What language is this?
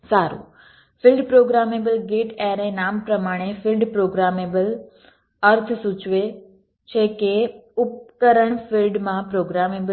Gujarati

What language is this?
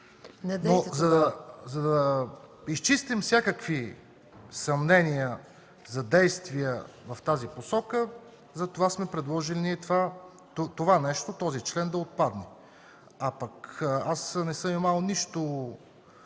Bulgarian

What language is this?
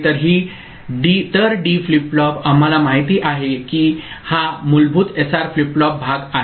Marathi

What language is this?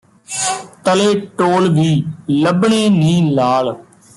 Punjabi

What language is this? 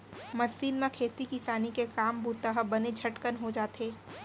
Chhattisgarhi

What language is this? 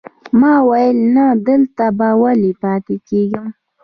Pashto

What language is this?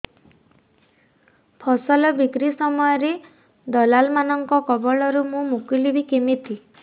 Odia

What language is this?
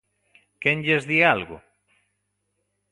Galician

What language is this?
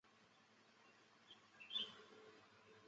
Chinese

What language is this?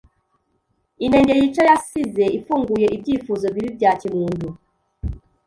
Kinyarwanda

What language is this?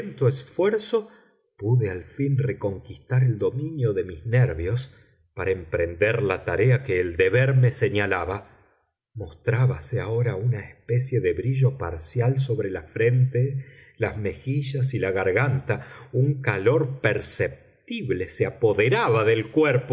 Spanish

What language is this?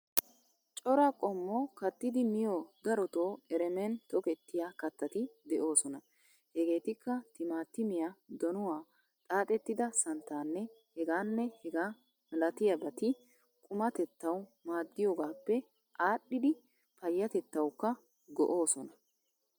Wolaytta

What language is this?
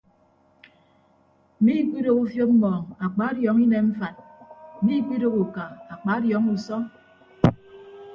Ibibio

